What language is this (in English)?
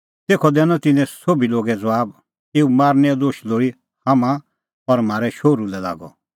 Kullu Pahari